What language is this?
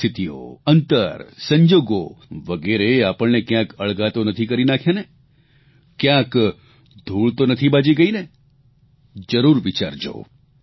Gujarati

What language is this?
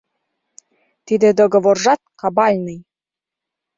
Mari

